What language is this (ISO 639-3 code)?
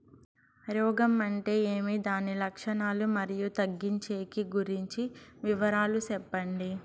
tel